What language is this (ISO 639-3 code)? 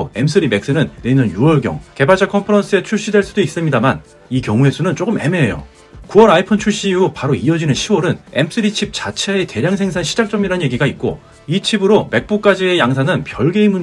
kor